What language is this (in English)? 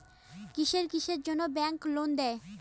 Bangla